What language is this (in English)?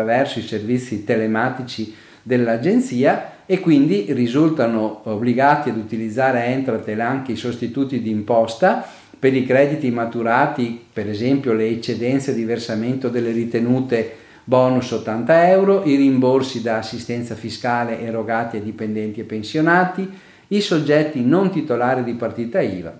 Italian